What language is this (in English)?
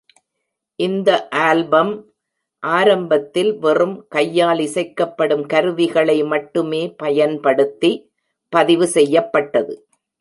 Tamil